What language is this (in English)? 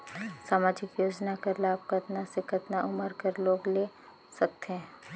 Chhattisgarhi